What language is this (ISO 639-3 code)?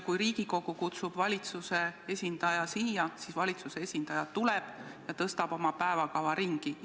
est